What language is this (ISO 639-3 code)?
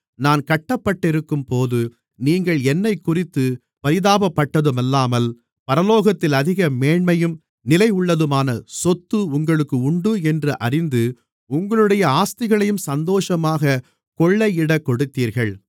tam